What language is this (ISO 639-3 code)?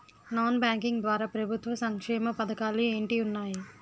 tel